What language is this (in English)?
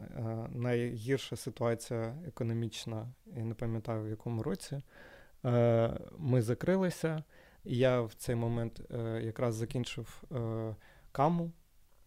Ukrainian